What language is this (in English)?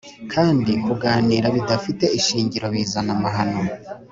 Kinyarwanda